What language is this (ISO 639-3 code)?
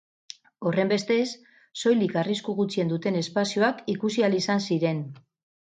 eus